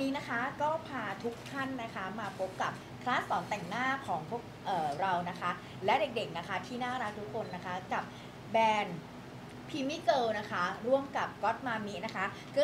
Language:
Thai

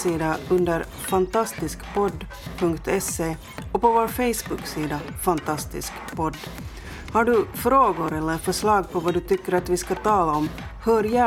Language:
Swedish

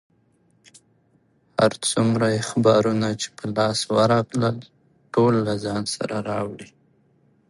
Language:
Pashto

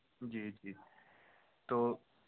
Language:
Urdu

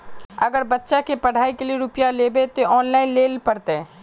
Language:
Magahi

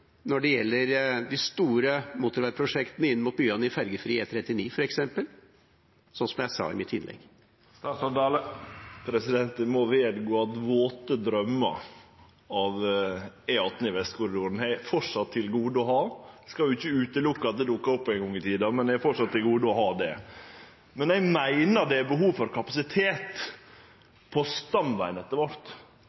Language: Norwegian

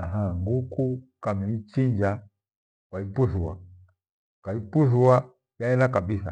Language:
Gweno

